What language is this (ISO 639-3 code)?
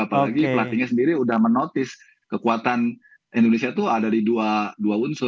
ind